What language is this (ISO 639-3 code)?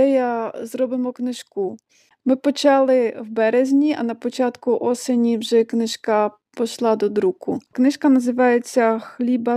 ukr